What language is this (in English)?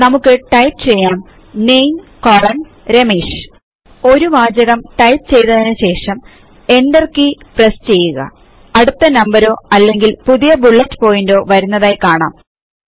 Malayalam